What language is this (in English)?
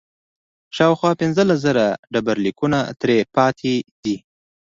Pashto